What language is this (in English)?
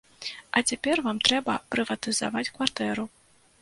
Belarusian